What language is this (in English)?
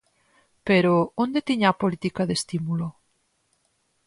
Galician